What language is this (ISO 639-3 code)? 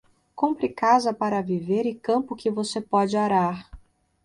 por